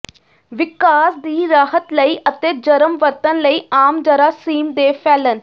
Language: Punjabi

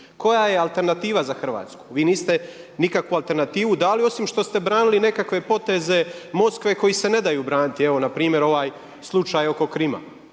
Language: Croatian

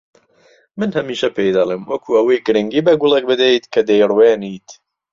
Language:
Central Kurdish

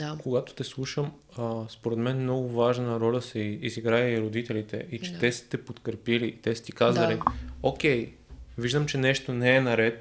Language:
Bulgarian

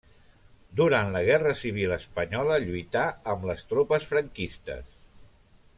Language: Catalan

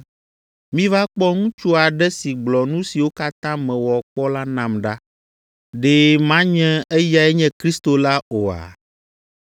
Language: Ewe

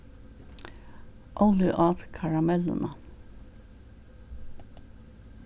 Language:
Faroese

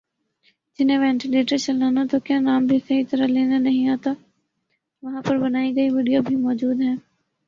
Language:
Urdu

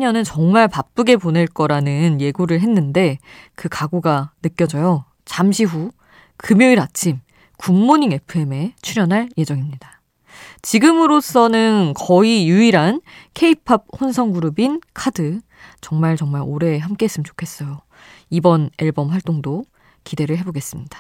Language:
Korean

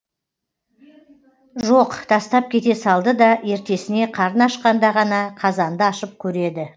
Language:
Kazakh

